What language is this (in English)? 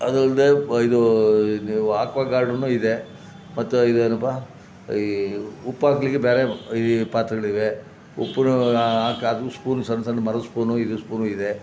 Kannada